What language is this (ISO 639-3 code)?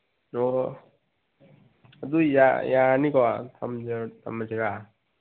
mni